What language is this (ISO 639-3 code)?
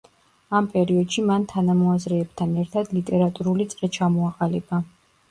kat